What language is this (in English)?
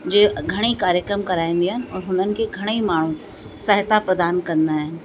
Sindhi